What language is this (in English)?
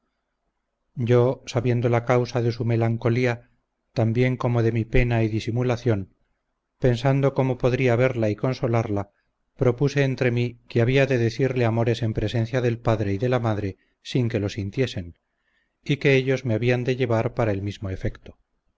Spanish